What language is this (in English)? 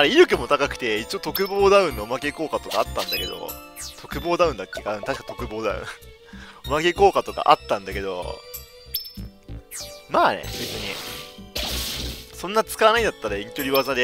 Japanese